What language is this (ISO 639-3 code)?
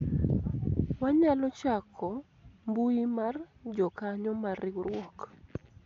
luo